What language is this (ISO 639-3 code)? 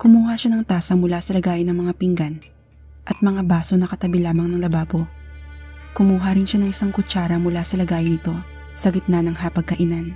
fil